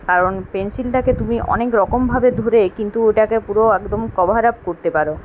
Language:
Bangla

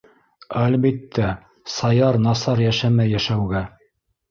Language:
Bashkir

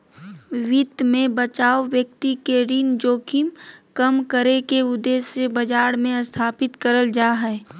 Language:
Magahi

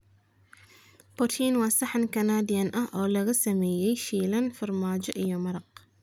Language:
Somali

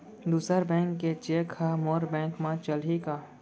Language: Chhattisgarhi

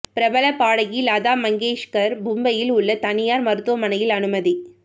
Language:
Tamil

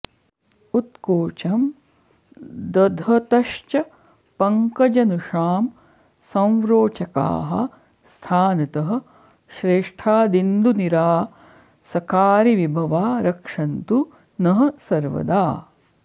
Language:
Sanskrit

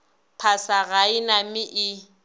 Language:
Northern Sotho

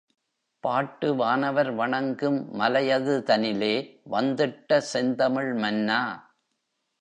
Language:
Tamil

